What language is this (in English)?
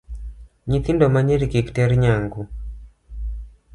Luo (Kenya and Tanzania)